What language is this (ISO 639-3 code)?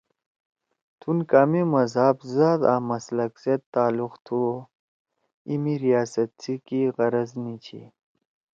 trw